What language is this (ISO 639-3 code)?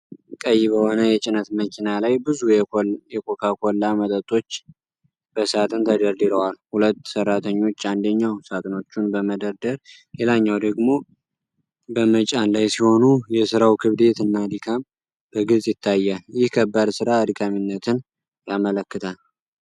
amh